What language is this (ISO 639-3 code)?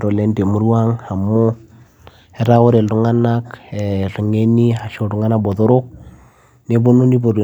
mas